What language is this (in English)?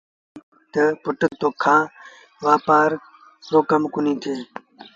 Sindhi Bhil